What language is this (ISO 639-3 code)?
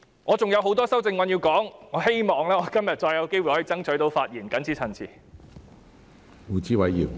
yue